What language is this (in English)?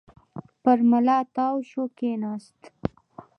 Pashto